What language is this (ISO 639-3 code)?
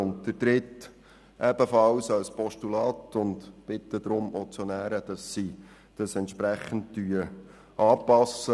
gsw